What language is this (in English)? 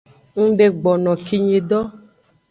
Aja (Benin)